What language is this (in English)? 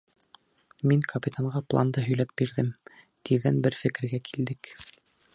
Bashkir